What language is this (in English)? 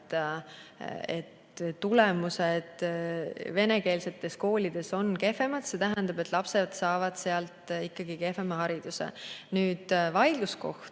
Estonian